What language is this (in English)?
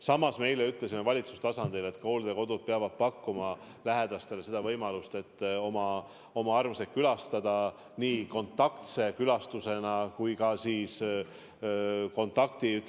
Estonian